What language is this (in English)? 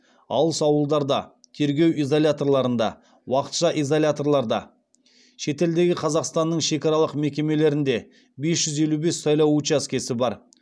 Kazakh